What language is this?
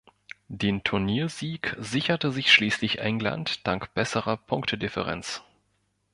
German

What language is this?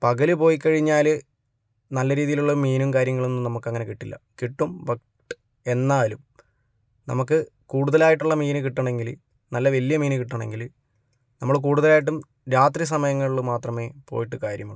Malayalam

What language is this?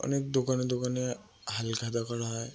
Bangla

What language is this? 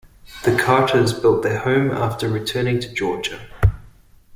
English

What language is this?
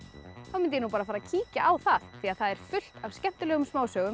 Icelandic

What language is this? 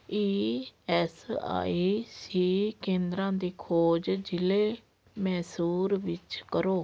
Punjabi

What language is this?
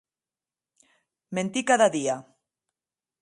Occitan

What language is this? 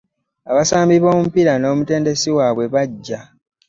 Ganda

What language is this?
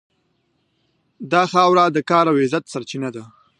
Pashto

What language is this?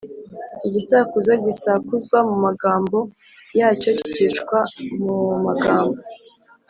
Kinyarwanda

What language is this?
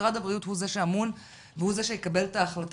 Hebrew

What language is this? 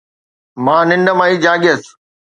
Sindhi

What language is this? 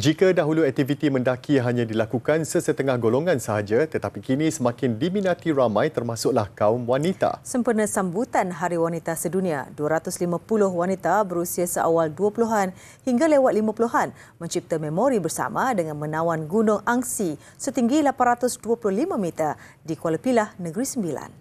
Malay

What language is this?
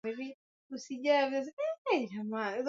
Swahili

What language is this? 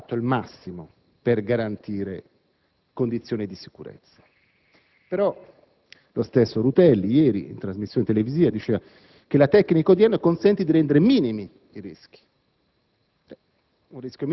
Italian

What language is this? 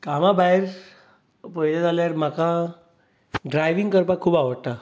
Konkani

